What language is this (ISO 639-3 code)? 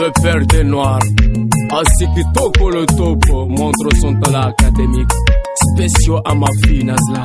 ron